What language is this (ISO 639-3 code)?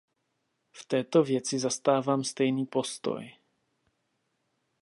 ces